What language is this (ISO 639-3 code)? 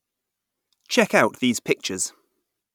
eng